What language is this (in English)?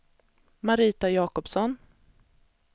Swedish